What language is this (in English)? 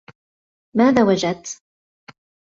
Arabic